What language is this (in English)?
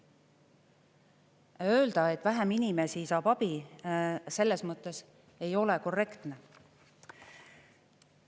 Estonian